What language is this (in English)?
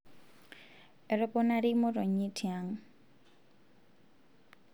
Masai